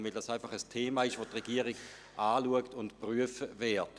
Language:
Swiss German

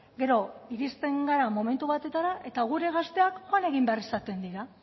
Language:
Basque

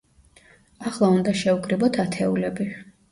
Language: Georgian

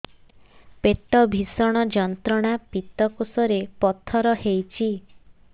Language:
Odia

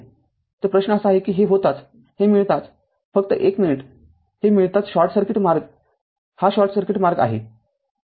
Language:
Marathi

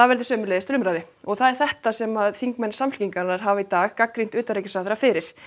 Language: Icelandic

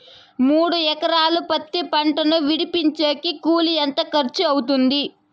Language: Telugu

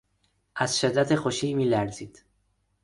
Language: Persian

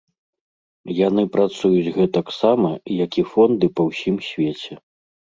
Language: Belarusian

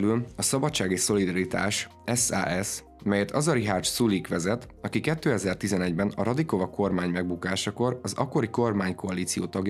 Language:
Hungarian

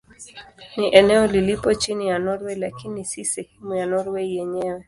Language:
Swahili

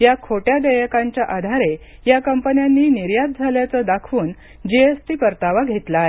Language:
Marathi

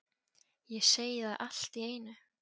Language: Icelandic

